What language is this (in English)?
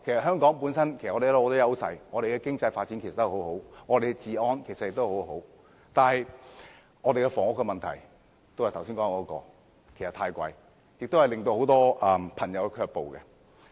Cantonese